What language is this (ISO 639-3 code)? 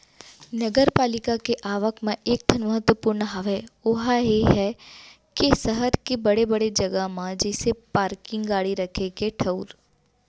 hne